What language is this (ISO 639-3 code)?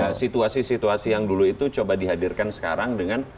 ind